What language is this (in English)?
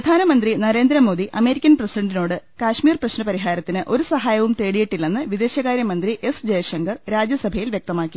Malayalam